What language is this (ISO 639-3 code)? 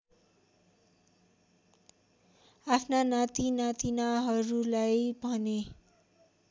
nep